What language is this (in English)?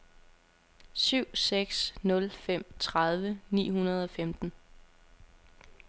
Danish